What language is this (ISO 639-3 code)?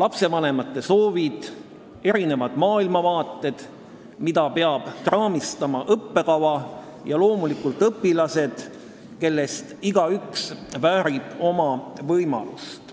est